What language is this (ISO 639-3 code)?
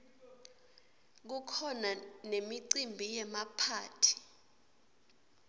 ssw